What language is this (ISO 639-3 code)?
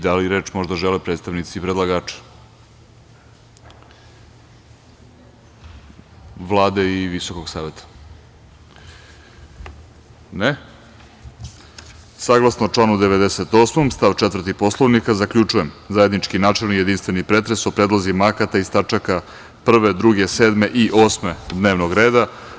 srp